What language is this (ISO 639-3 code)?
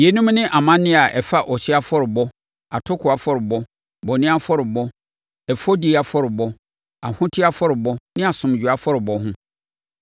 aka